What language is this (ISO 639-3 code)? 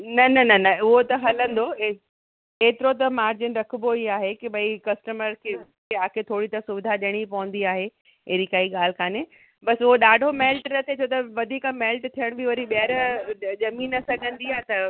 snd